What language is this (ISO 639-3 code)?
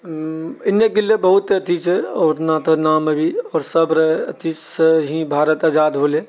mai